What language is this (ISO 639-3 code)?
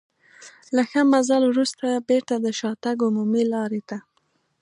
pus